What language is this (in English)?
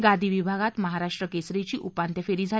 Marathi